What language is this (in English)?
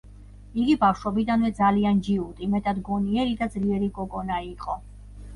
Georgian